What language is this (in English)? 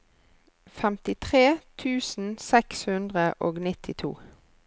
Norwegian